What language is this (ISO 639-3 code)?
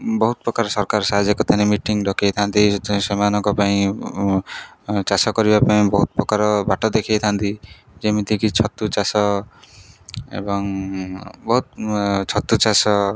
ori